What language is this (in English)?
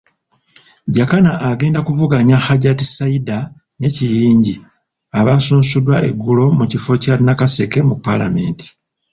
Ganda